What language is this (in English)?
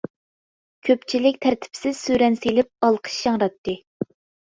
Uyghur